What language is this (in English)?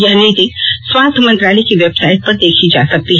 Hindi